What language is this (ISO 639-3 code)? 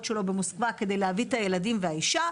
heb